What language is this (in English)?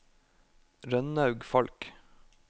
Norwegian